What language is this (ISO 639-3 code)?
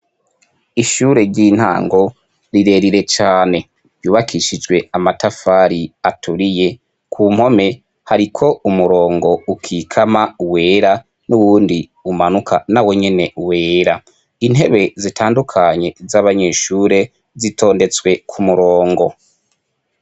run